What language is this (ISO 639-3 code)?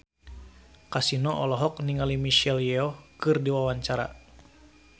sun